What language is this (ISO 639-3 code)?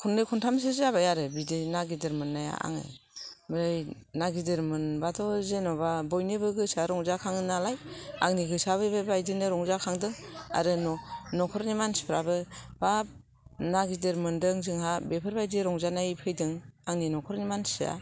brx